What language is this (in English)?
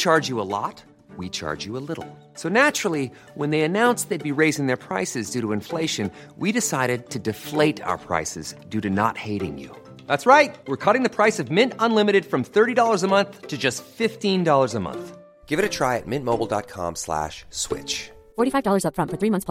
Swedish